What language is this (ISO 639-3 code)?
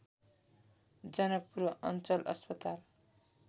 nep